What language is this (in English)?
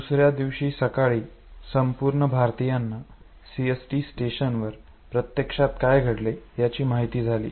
Marathi